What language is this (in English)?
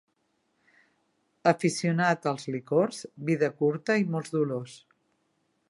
Catalan